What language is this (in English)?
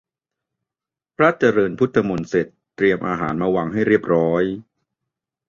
Thai